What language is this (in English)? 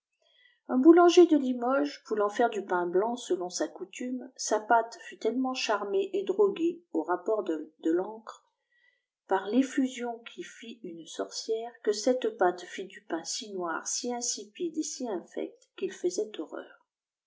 French